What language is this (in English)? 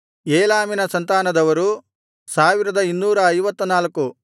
Kannada